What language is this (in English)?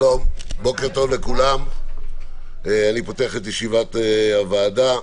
Hebrew